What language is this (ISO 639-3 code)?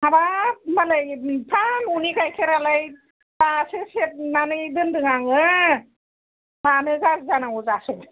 brx